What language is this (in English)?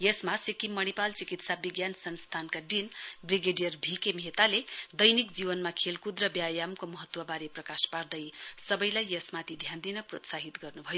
Nepali